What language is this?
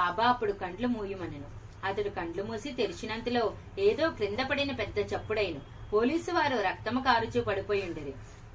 Telugu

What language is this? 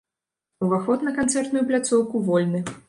Belarusian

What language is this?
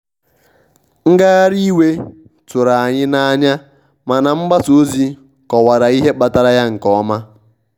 Igbo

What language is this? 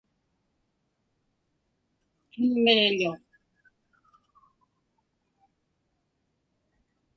Inupiaq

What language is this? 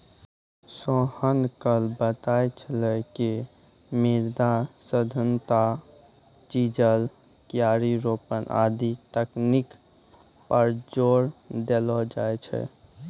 Maithili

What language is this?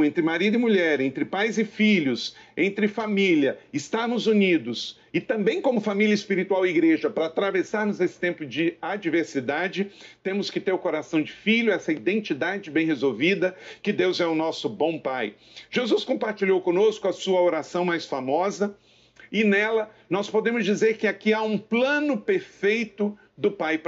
Portuguese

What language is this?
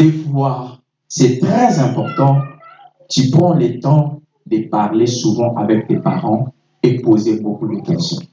French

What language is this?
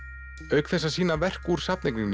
Icelandic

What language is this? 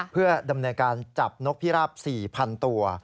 Thai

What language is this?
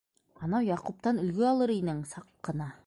Bashkir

